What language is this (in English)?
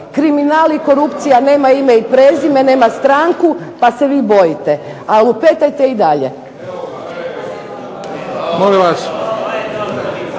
Croatian